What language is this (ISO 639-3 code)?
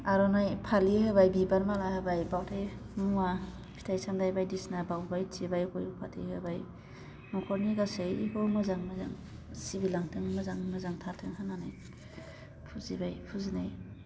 brx